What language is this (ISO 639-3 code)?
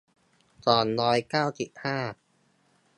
tha